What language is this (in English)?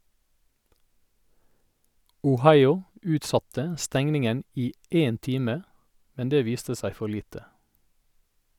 Norwegian